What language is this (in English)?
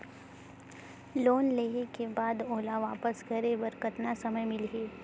Chhattisgarhi